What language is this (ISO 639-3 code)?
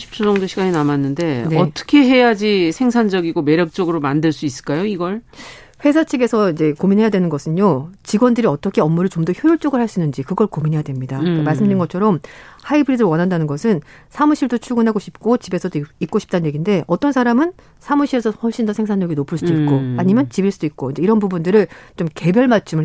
kor